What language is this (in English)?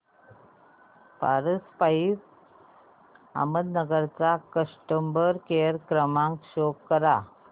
Marathi